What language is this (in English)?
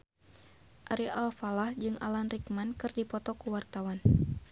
Sundanese